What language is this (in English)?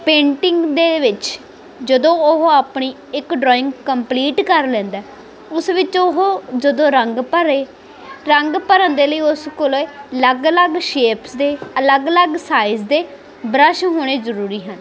Punjabi